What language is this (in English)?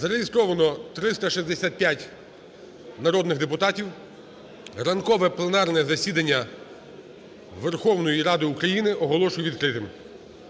Ukrainian